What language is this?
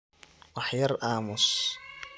Somali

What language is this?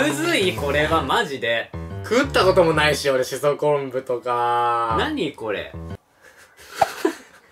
Japanese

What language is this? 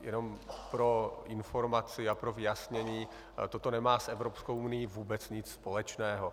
Czech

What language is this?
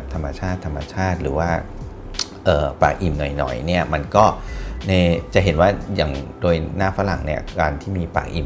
Thai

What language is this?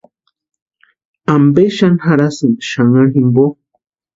Western Highland Purepecha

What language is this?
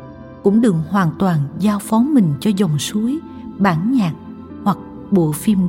Vietnamese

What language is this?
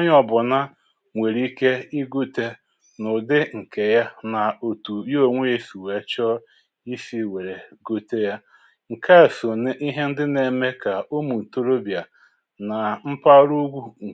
Igbo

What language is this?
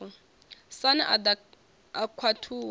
Venda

